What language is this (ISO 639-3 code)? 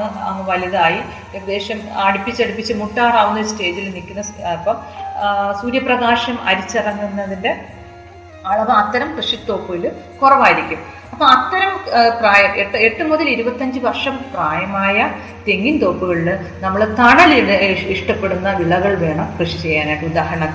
mal